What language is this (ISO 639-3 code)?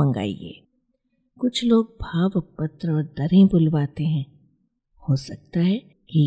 hin